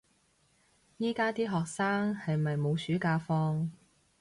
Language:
Cantonese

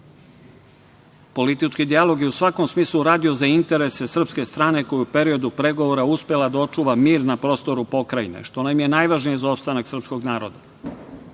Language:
Serbian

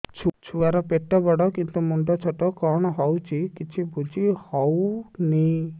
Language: Odia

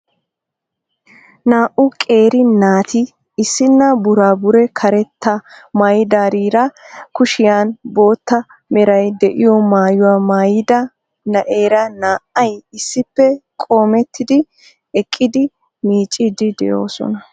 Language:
Wolaytta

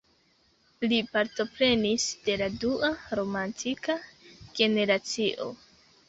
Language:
Esperanto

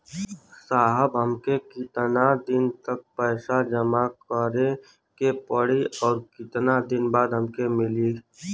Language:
Bhojpuri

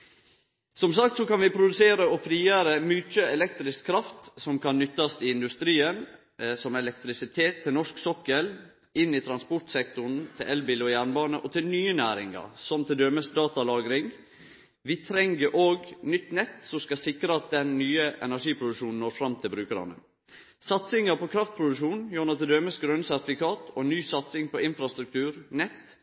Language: Norwegian Nynorsk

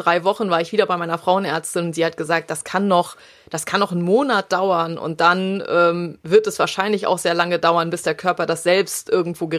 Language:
German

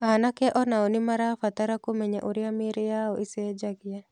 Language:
Kikuyu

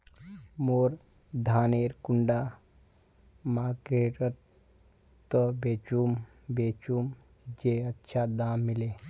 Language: Magahi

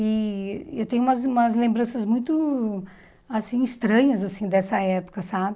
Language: Portuguese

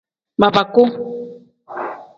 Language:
Tem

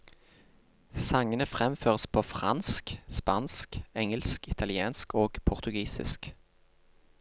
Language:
Norwegian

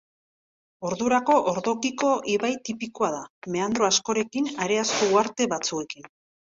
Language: Basque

